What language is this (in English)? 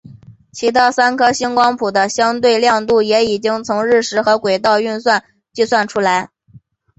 Chinese